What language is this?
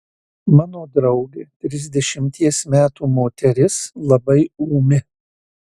Lithuanian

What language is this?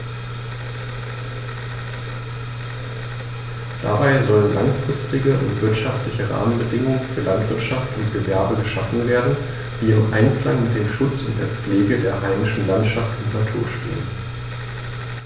German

